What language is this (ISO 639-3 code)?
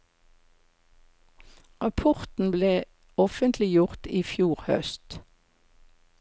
nor